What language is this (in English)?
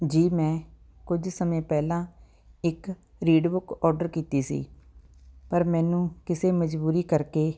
Punjabi